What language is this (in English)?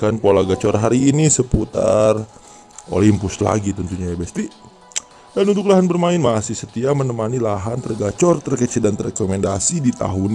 Indonesian